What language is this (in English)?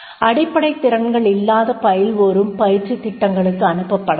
Tamil